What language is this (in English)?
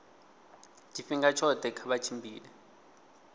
Venda